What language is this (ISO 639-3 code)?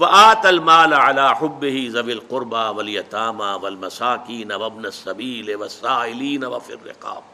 urd